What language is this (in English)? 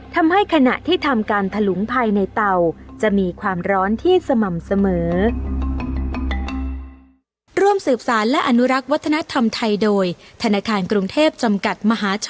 Thai